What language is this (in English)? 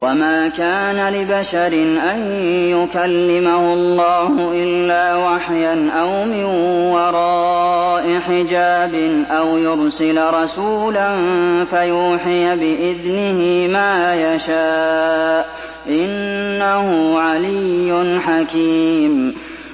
Arabic